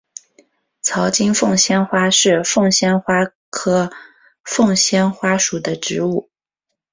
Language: Chinese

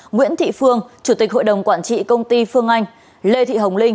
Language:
Vietnamese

